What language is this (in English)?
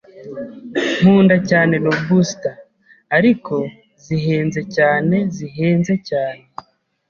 Kinyarwanda